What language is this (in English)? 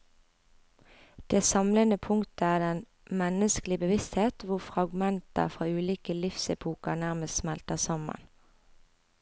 Norwegian